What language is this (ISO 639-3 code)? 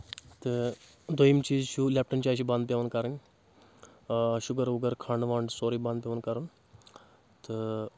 kas